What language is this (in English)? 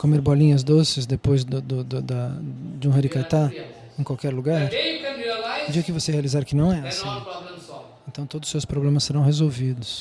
Portuguese